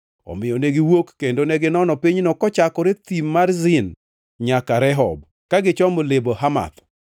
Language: Luo (Kenya and Tanzania)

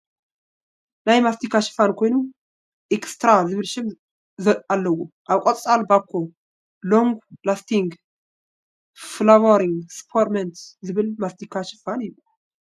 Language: Tigrinya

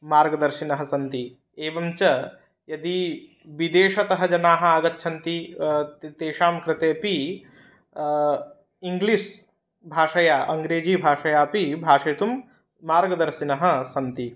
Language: Sanskrit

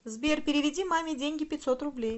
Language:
Russian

